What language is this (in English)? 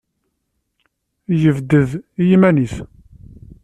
Kabyle